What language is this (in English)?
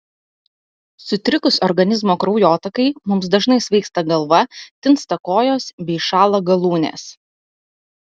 Lithuanian